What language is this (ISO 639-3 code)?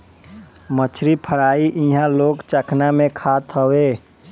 bho